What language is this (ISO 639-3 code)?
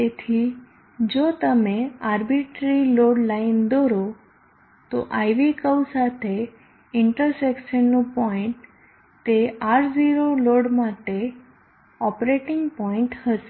guj